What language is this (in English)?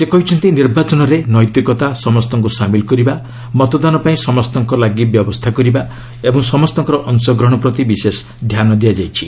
Odia